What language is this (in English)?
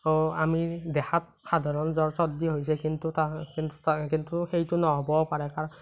Assamese